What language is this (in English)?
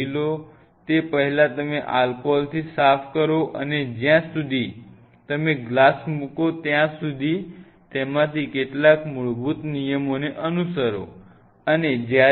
Gujarati